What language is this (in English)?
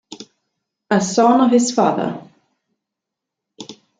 Italian